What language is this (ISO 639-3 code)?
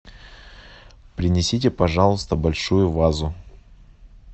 rus